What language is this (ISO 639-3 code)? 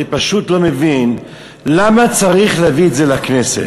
heb